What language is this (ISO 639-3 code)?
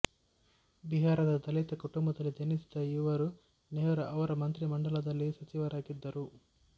kan